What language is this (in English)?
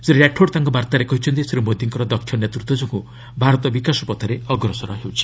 Odia